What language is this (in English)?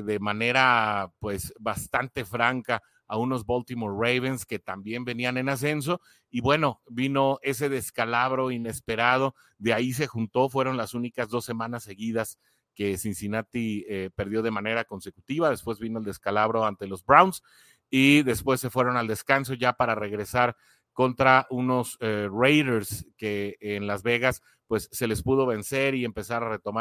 Spanish